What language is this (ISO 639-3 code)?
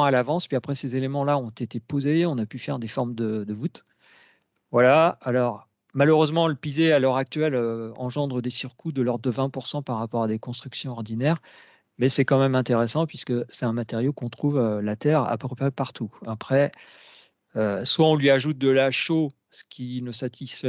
fra